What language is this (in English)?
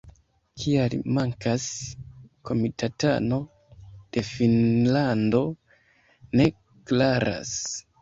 Esperanto